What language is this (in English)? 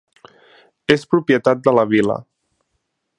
Catalan